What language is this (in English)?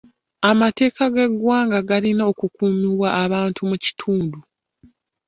Ganda